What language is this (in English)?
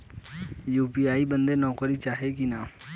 Bhojpuri